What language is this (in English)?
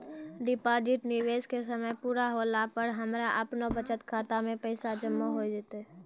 Maithili